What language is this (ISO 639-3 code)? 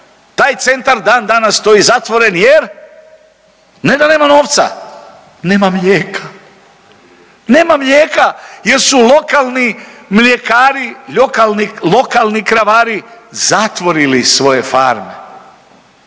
hrv